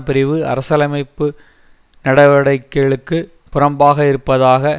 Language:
Tamil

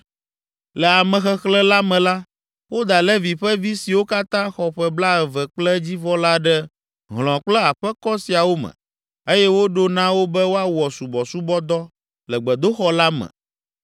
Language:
Ewe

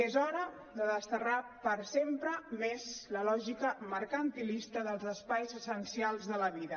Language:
Catalan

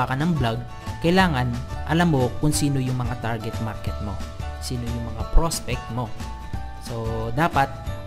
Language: Filipino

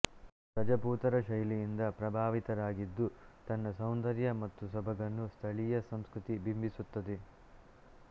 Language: Kannada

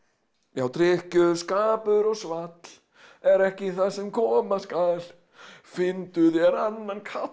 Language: Icelandic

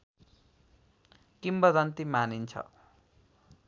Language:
Nepali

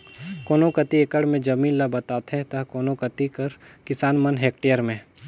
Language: Chhattisgarhi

